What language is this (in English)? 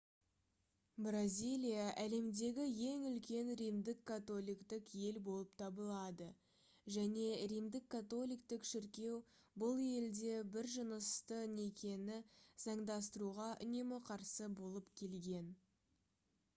Kazakh